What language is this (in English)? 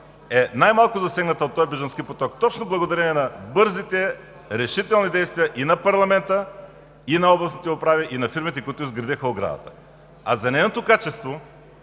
Bulgarian